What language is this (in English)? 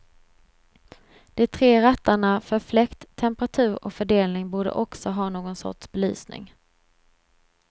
Swedish